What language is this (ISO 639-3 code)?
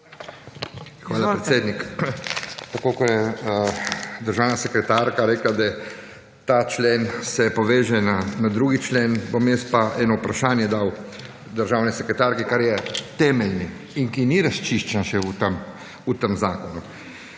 slv